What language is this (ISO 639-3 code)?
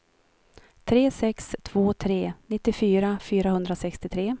swe